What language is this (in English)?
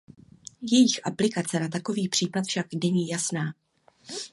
Czech